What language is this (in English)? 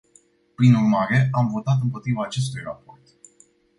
Romanian